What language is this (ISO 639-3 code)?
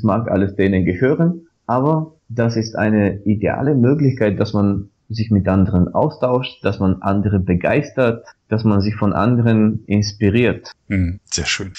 deu